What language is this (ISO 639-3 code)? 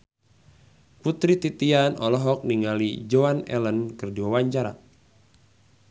sun